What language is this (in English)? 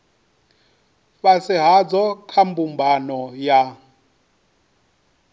Venda